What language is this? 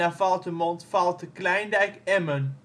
Dutch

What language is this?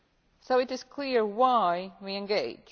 English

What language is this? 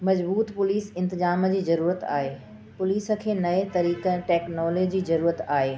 Sindhi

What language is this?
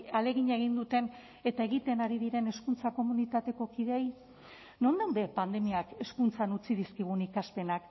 Basque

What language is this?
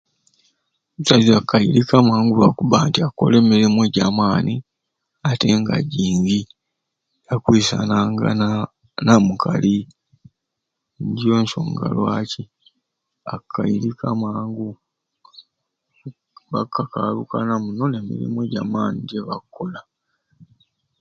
Ruuli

